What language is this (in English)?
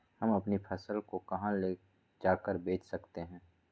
Magahi